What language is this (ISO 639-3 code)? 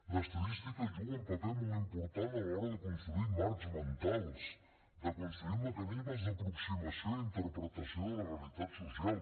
cat